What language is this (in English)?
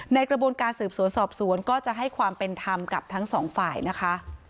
Thai